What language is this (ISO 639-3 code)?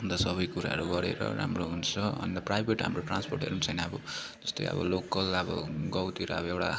nep